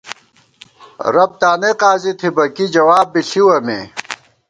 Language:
Gawar-Bati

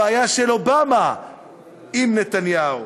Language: Hebrew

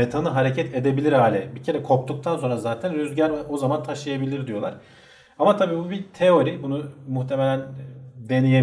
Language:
Turkish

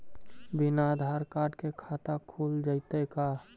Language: Magahi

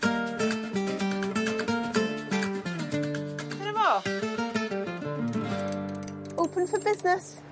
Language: Welsh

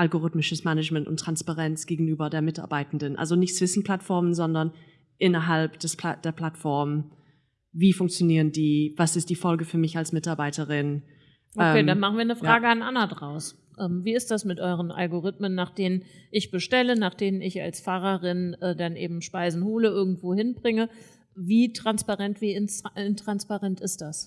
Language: German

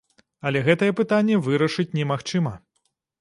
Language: Belarusian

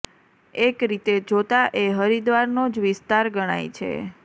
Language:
Gujarati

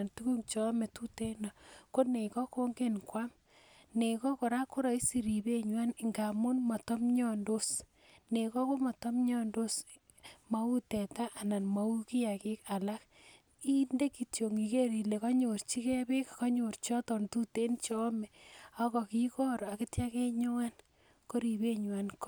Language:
Kalenjin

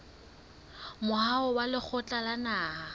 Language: Southern Sotho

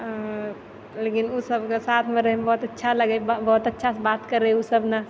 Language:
Maithili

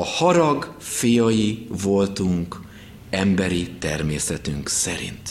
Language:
Hungarian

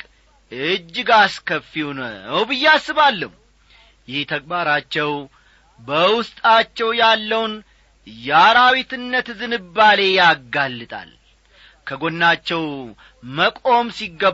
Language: Amharic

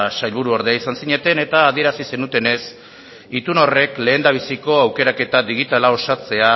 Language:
Basque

